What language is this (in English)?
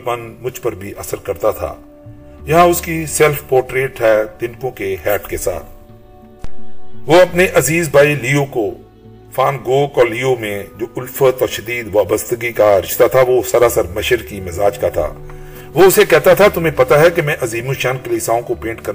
Urdu